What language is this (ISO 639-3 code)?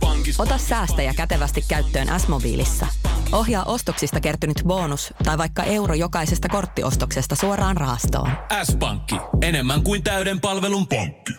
fin